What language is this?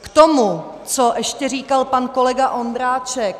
Czech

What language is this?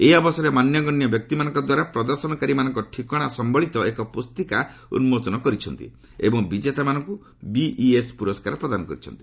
Odia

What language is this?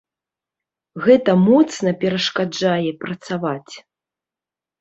Belarusian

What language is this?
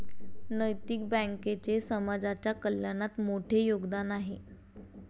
Marathi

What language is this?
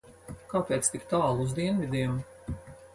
Latvian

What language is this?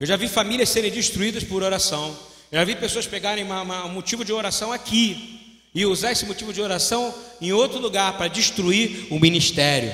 Portuguese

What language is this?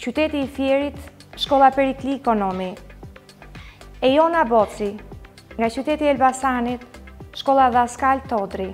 Romanian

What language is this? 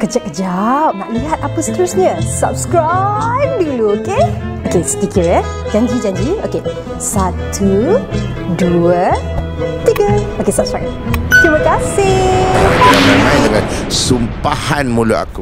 Malay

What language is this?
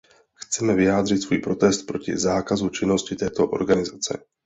Czech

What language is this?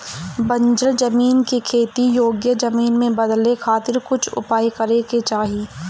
Bhojpuri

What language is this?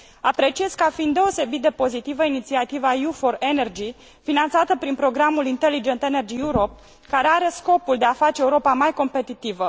Romanian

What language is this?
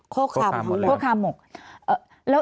Thai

